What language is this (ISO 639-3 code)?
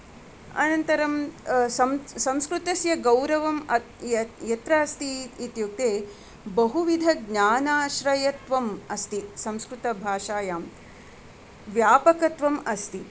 san